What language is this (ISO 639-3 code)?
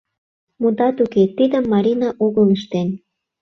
chm